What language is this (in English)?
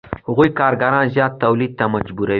Pashto